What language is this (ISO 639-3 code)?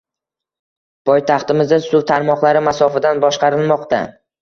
uzb